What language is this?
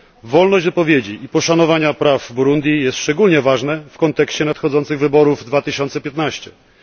Polish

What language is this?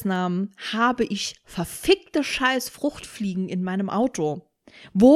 German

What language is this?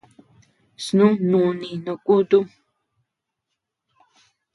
Tepeuxila Cuicatec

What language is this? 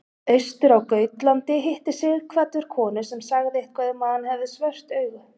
Icelandic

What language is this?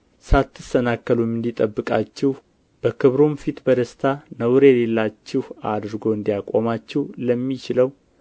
Amharic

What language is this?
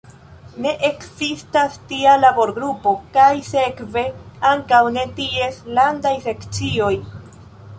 Esperanto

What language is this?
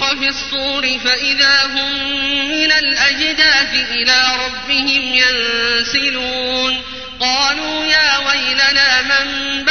Arabic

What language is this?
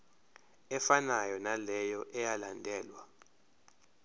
Zulu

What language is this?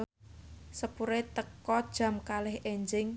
Javanese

